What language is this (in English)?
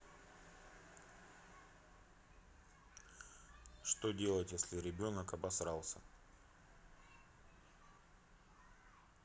Russian